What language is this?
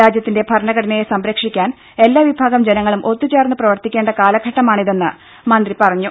Malayalam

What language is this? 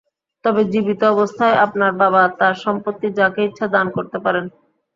Bangla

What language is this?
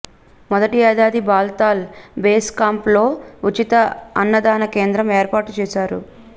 Telugu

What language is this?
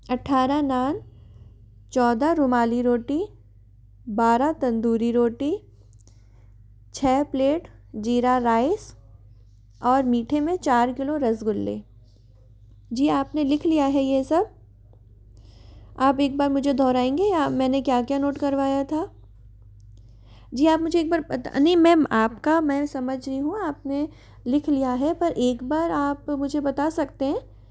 Hindi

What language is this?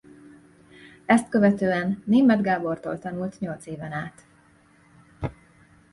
Hungarian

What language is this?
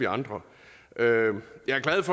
Danish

